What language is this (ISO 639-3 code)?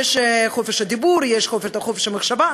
heb